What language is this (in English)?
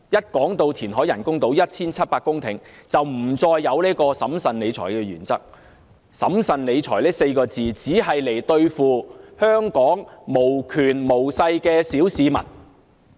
Cantonese